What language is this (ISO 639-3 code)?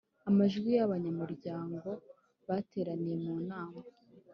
kin